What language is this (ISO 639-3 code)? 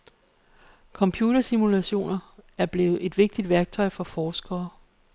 dan